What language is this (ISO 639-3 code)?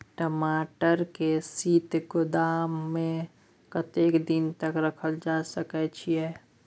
mai